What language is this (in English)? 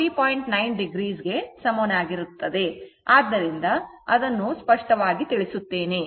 Kannada